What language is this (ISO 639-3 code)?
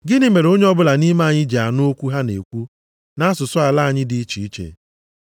ibo